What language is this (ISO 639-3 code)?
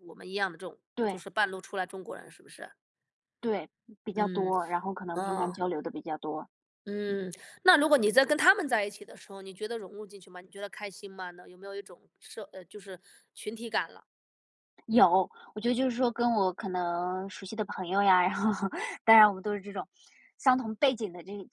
zho